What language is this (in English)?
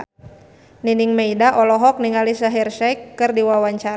Sundanese